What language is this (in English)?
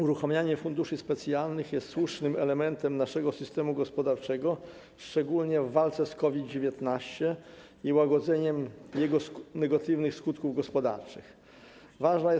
Polish